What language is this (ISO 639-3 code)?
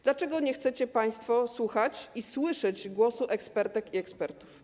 pol